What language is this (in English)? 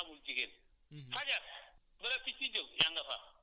Wolof